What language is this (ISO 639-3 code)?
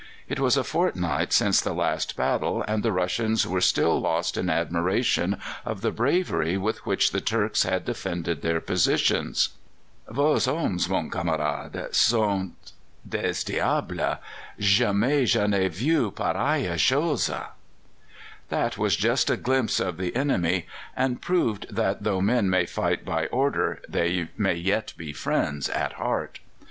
eng